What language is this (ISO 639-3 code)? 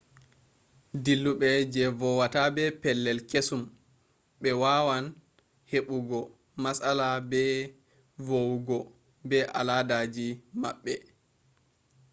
ful